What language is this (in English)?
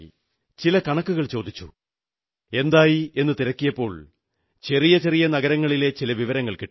Malayalam